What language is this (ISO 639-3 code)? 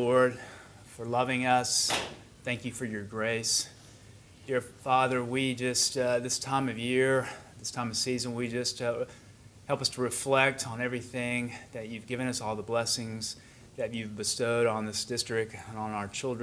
eng